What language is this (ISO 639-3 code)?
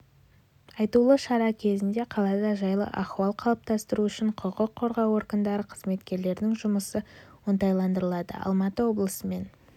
kaz